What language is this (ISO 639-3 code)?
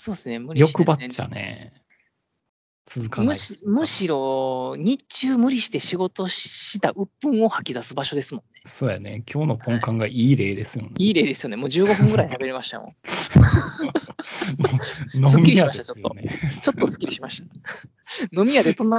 jpn